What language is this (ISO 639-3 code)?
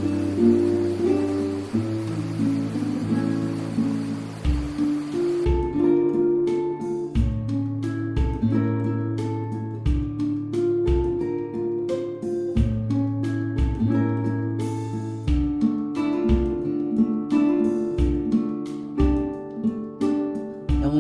kor